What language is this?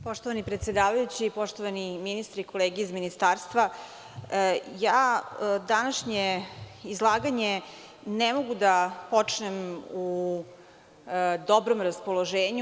Serbian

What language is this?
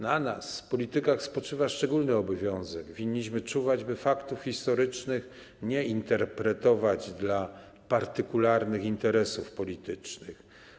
Polish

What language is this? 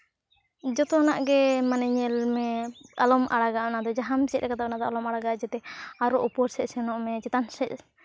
Santali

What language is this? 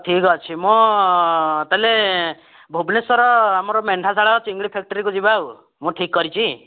Odia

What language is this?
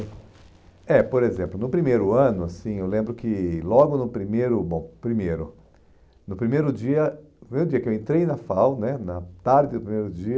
Portuguese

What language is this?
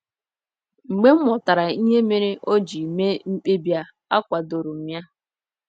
Igbo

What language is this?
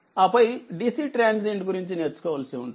Telugu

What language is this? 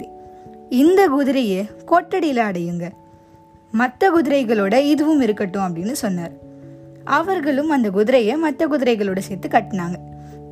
Tamil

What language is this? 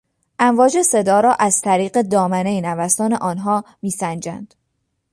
Persian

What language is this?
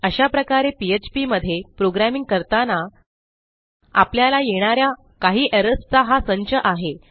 Marathi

